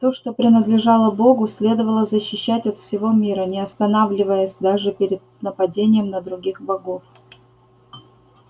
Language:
Russian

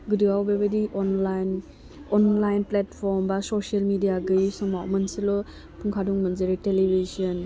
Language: Bodo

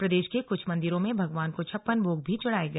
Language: Hindi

